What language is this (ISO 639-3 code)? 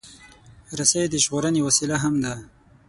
pus